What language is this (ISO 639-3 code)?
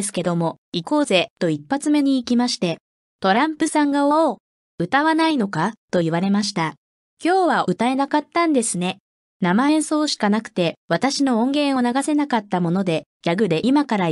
jpn